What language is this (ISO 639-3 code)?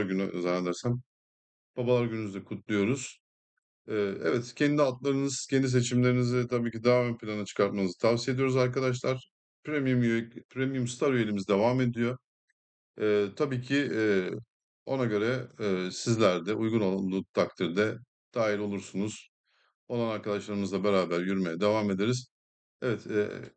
tur